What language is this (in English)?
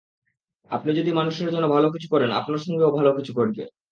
Bangla